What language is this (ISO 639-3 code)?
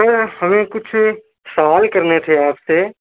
urd